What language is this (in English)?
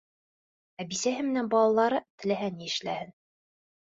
Bashkir